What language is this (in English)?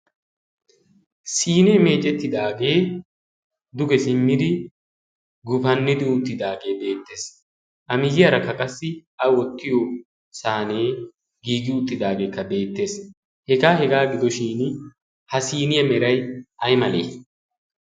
Wolaytta